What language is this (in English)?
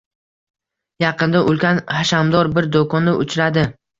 Uzbek